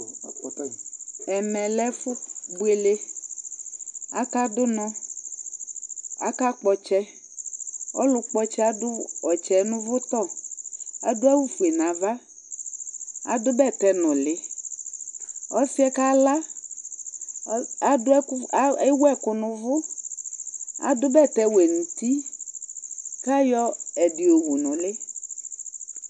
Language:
Ikposo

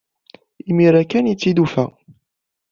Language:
Kabyle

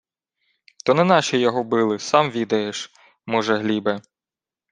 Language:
Ukrainian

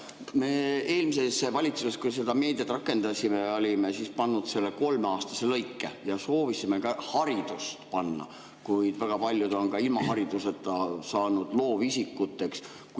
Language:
Estonian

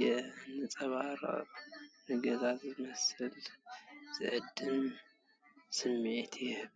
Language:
Tigrinya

